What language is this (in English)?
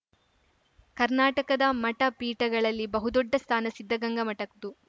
Kannada